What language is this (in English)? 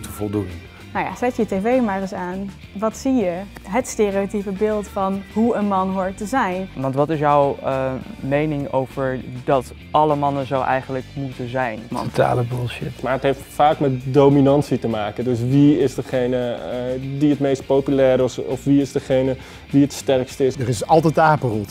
Dutch